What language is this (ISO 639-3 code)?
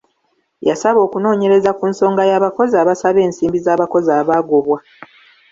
lug